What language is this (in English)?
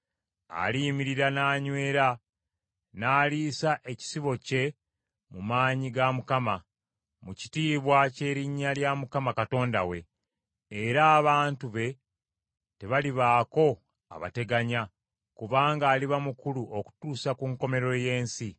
Ganda